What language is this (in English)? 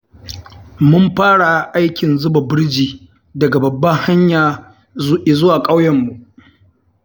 Hausa